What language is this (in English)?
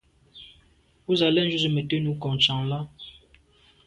Medumba